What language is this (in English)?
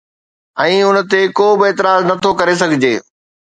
Sindhi